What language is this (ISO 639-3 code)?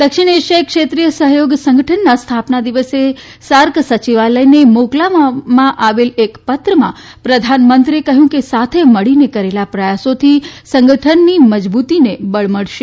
guj